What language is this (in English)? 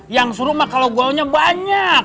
Indonesian